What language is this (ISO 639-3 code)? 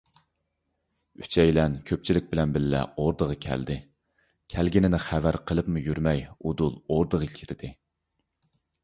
uig